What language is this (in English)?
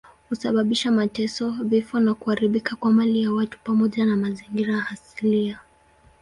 Swahili